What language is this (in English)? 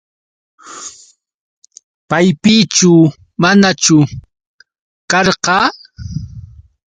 Yauyos Quechua